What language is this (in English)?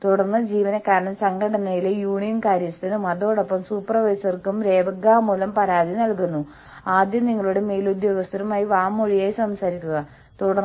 Malayalam